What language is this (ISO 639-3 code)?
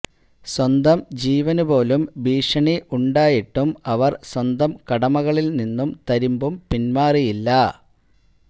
mal